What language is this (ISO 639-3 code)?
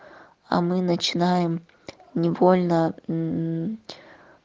rus